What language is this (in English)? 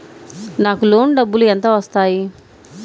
Telugu